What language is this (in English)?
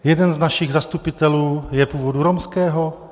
Czech